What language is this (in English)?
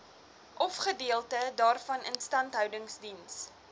Afrikaans